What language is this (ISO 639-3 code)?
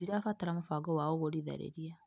kik